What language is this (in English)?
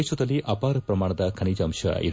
Kannada